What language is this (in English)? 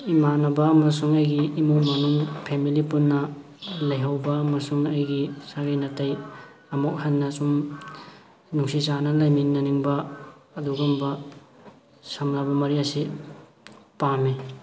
Manipuri